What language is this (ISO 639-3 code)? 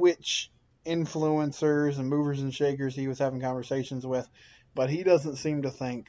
eng